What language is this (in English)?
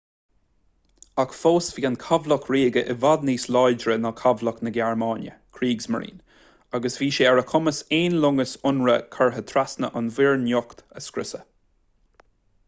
Irish